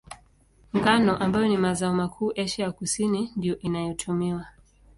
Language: Swahili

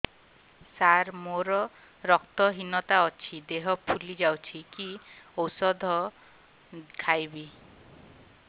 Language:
Odia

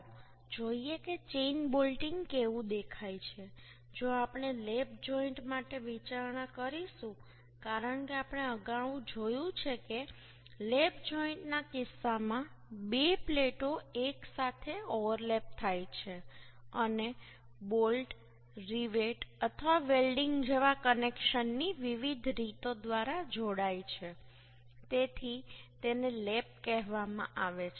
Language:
Gujarati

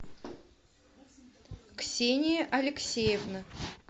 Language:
Russian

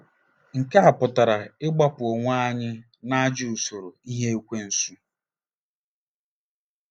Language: Igbo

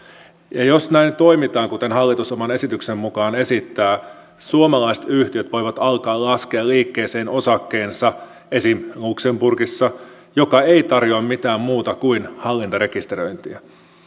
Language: Finnish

